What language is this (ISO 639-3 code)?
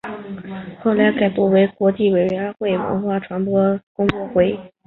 zho